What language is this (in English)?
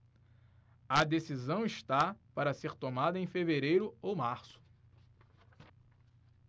Portuguese